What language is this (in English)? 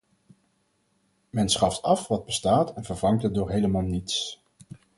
Dutch